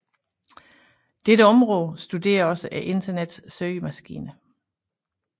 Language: Danish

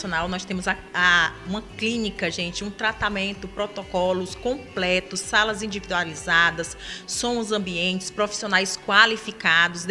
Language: Portuguese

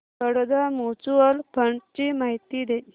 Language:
Marathi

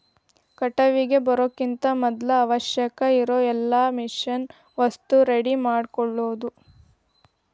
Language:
Kannada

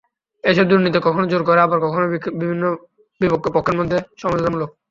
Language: Bangla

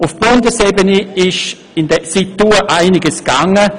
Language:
Swiss German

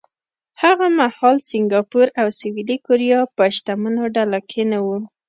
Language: Pashto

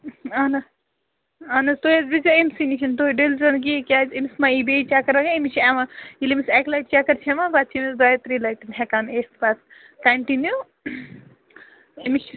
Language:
Kashmiri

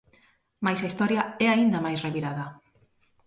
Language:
Galician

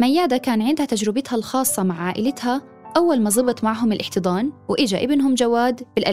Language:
Arabic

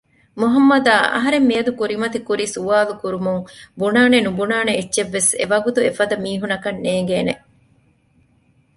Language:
Divehi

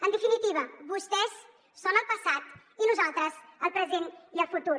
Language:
Catalan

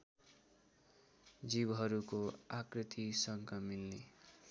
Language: Nepali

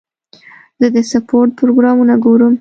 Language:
Pashto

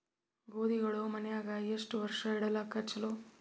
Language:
Kannada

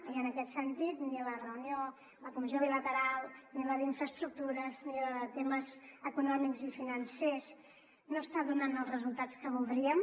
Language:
Catalan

